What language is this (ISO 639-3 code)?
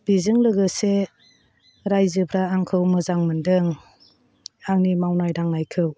brx